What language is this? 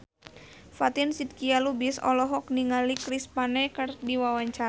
Sundanese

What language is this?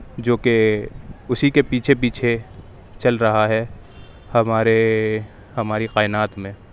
Urdu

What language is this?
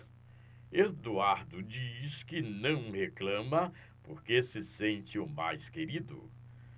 Portuguese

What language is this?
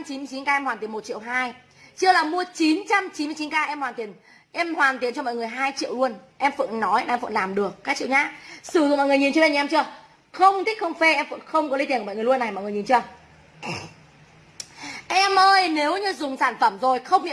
Vietnamese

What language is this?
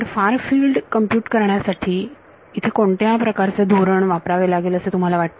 Marathi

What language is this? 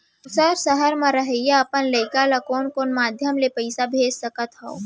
Chhattisgarhi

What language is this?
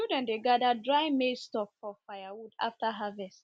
Nigerian Pidgin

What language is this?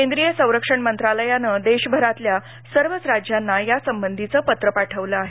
Marathi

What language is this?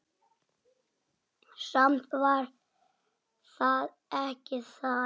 Icelandic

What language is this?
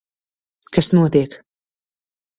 Latvian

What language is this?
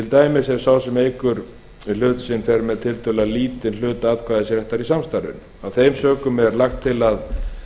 Icelandic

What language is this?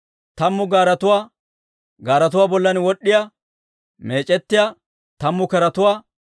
Dawro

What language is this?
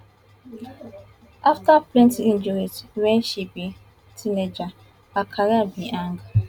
Nigerian Pidgin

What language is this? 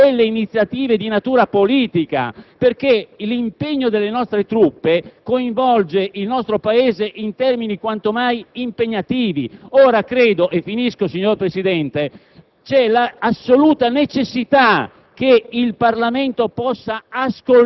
Italian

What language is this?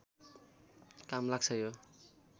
Nepali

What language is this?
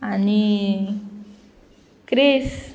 Konkani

